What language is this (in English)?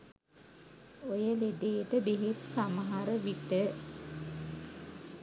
Sinhala